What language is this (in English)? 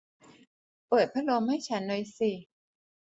Thai